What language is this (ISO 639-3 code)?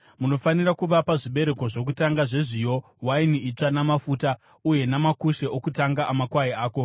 sna